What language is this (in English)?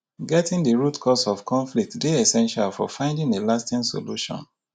Nigerian Pidgin